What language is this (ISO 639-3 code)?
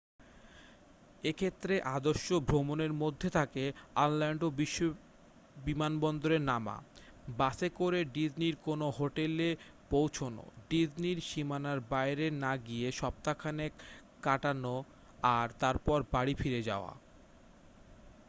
ben